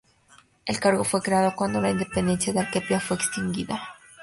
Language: Spanish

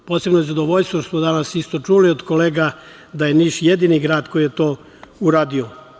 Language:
Serbian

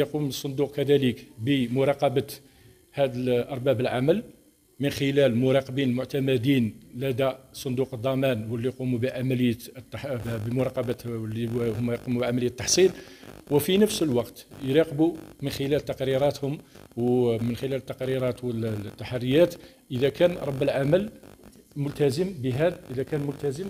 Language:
Arabic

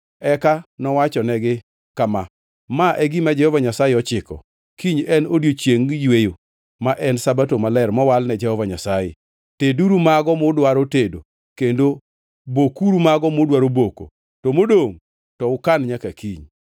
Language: Luo (Kenya and Tanzania)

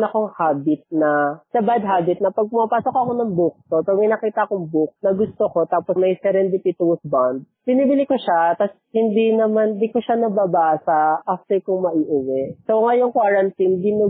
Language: Filipino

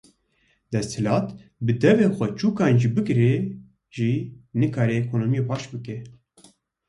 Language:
Kurdish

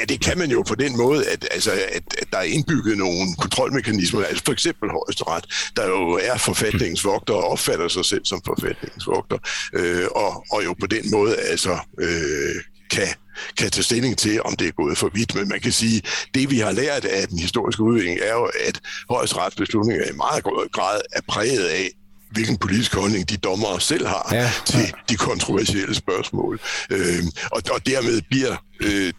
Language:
Danish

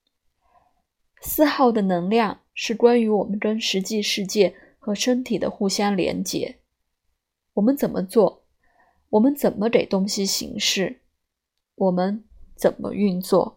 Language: Chinese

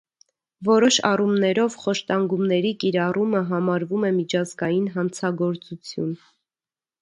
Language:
Armenian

